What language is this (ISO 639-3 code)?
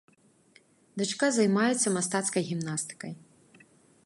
bel